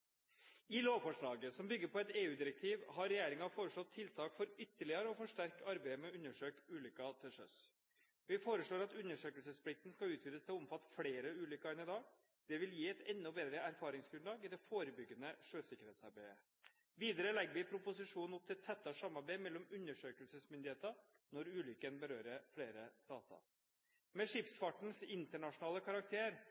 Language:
Norwegian Bokmål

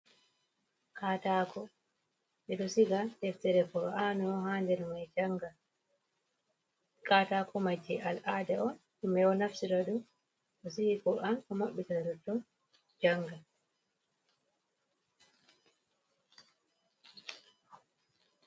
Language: Fula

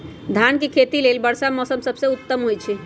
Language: Magahi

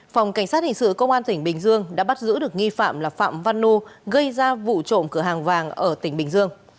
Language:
Vietnamese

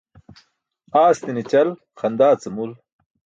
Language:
Burushaski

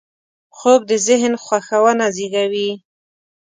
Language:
Pashto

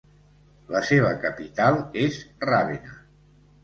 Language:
Catalan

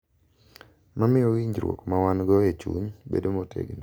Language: Luo (Kenya and Tanzania)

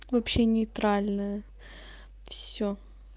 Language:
Russian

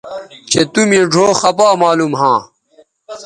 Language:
Bateri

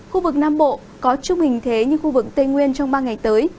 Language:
Vietnamese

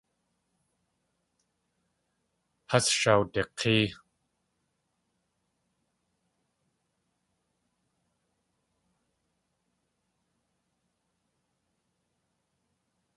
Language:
Tlingit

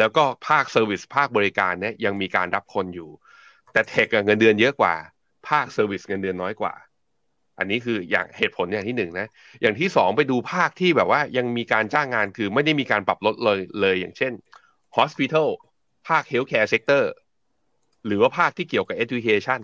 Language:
Thai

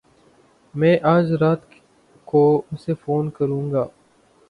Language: Urdu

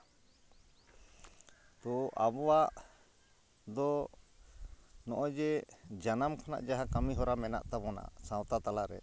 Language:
Santali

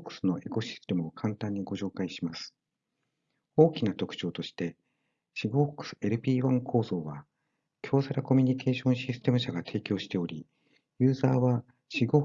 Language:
Japanese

